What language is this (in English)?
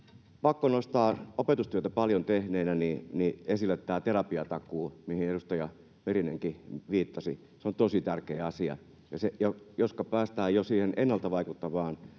Finnish